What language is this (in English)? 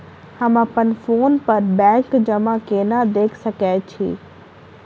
Maithili